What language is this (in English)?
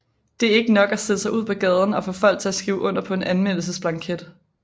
Danish